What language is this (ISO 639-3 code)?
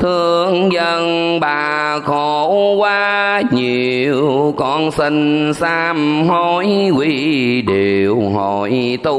vie